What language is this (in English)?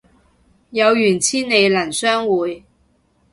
Cantonese